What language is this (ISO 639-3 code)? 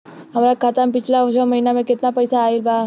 bho